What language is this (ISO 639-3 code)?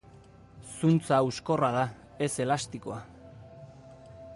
eus